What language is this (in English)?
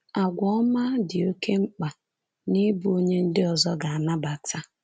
Igbo